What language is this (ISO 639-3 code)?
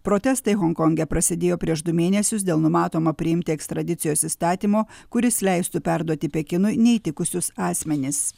lit